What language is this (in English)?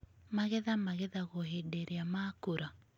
Kikuyu